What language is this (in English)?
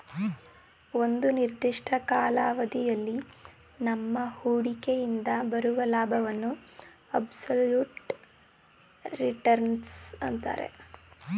Kannada